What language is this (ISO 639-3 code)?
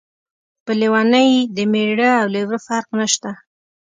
pus